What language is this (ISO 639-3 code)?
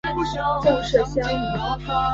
zho